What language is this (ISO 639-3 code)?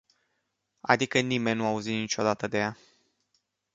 ron